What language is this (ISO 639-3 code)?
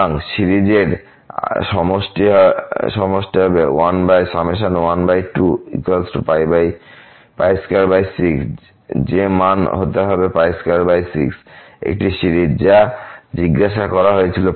ben